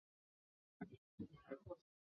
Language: Chinese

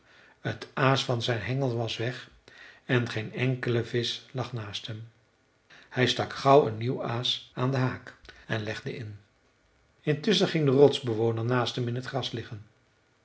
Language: Dutch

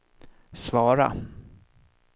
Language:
Swedish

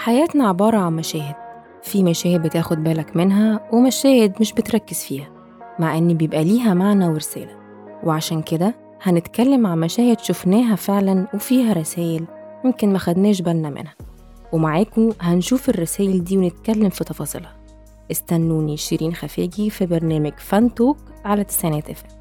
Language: Arabic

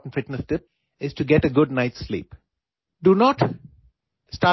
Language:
Urdu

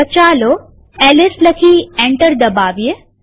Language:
Gujarati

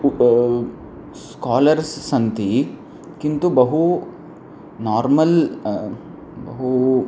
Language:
Sanskrit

